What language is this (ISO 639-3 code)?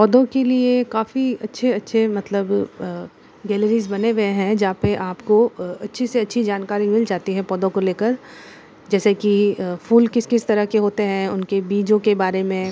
hin